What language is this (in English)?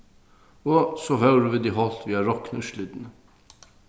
Faroese